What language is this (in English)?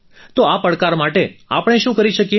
Gujarati